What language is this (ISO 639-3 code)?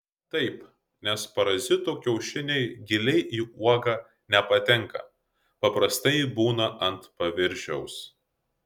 lit